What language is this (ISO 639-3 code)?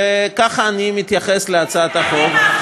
heb